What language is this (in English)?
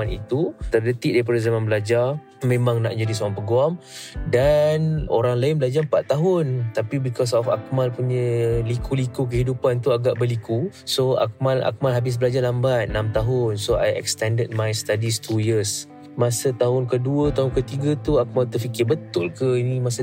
Malay